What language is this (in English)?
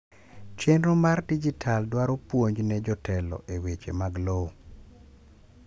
Luo (Kenya and Tanzania)